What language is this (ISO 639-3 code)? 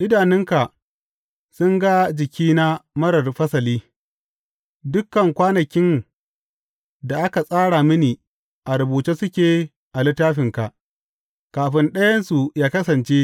hau